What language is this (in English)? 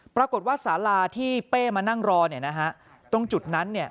Thai